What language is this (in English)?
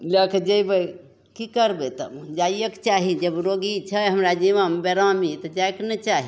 Maithili